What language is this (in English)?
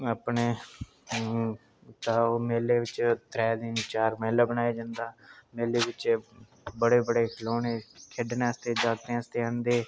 Dogri